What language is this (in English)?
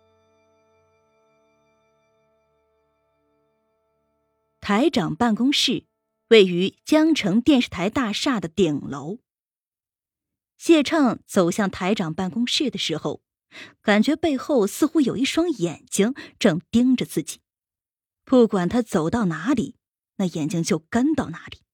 Chinese